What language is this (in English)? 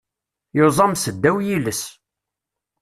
Kabyle